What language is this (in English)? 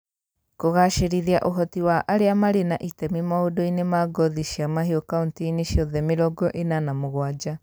Kikuyu